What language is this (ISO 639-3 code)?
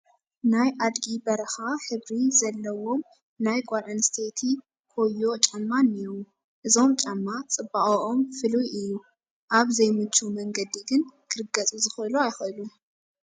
tir